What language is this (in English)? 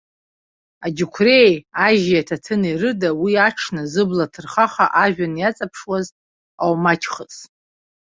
Abkhazian